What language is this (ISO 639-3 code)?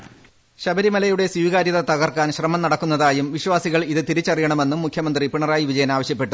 mal